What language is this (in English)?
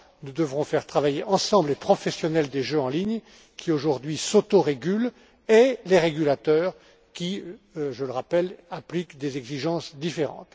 French